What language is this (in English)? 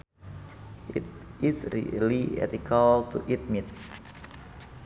Sundanese